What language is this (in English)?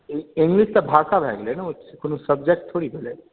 Maithili